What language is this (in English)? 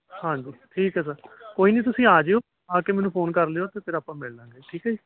Punjabi